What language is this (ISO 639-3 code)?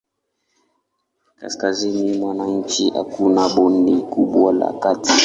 swa